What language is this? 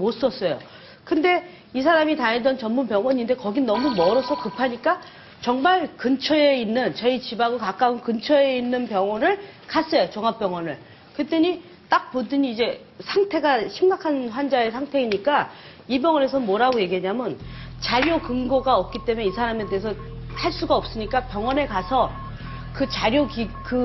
Korean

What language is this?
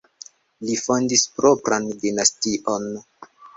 Esperanto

